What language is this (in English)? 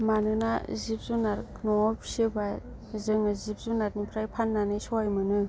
Bodo